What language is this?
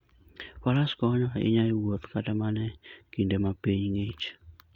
Luo (Kenya and Tanzania)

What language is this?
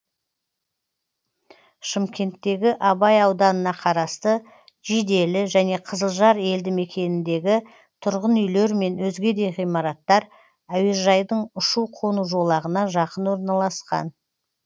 Kazakh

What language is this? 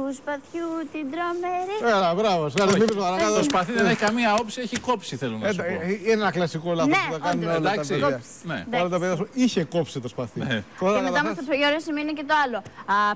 Greek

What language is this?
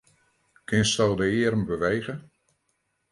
Western Frisian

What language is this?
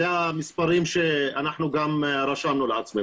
Hebrew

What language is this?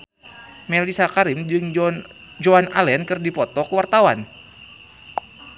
Sundanese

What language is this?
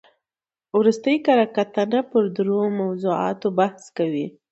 Pashto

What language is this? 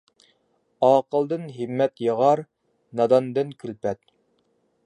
Uyghur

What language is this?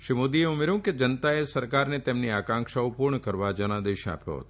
Gujarati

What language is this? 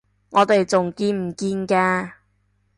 Cantonese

